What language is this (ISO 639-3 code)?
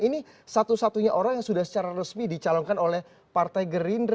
ind